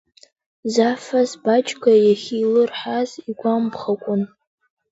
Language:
Abkhazian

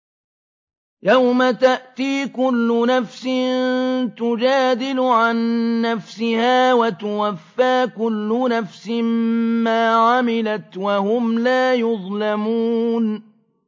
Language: Arabic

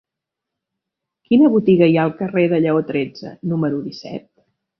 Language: Catalan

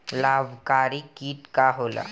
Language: Bhojpuri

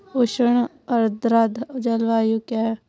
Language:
Hindi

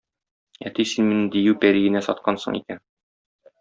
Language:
Tatar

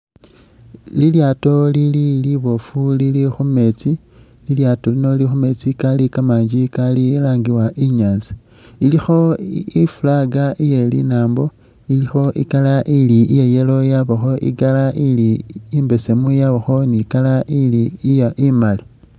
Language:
Masaaba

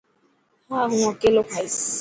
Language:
Dhatki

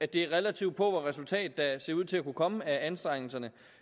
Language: Danish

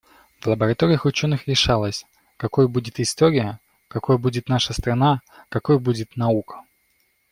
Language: Russian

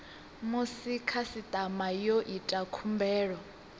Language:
Venda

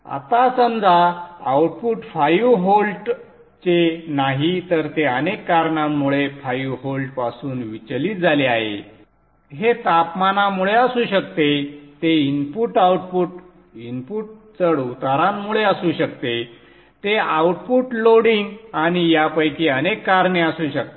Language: Marathi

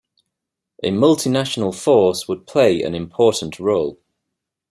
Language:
English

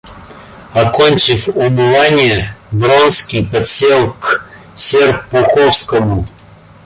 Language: Russian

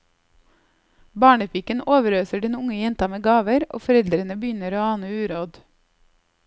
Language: Norwegian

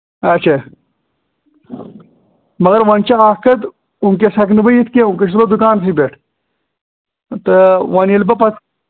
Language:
Kashmiri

